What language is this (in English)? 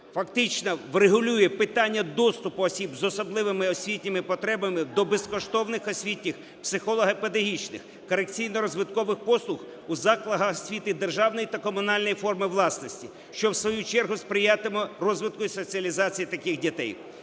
Ukrainian